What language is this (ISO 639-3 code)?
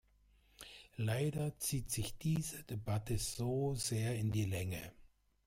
deu